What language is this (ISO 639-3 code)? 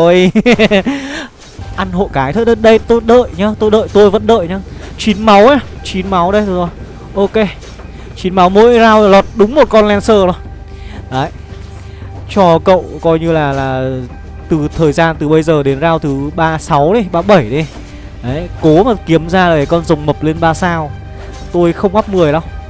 vie